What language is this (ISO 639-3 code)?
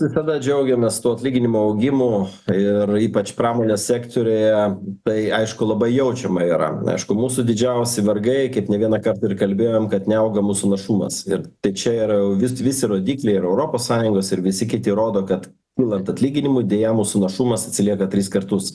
lit